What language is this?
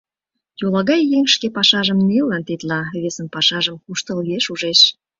Mari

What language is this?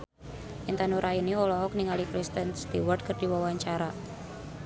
Sundanese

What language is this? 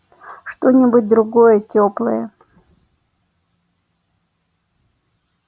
Russian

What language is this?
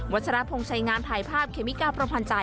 Thai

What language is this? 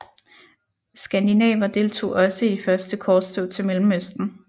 Danish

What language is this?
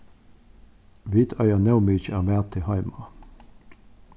Faroese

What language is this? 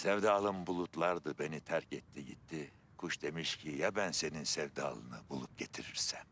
Turkish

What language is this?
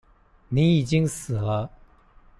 Chinese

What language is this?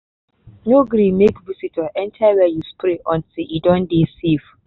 Nigerian Pidgin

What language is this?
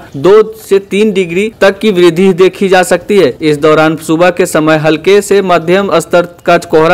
Hindi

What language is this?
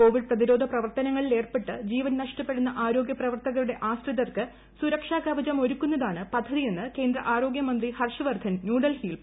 Malayalam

